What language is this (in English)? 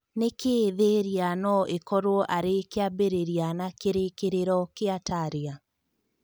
Kikuyu